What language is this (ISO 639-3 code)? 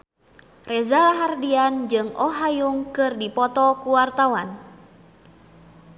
sun